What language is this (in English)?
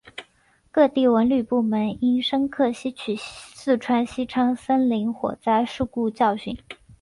Chinese